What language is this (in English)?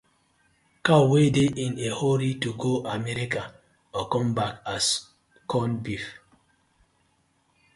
Nigerian Pidgin